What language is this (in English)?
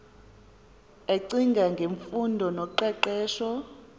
Xhosa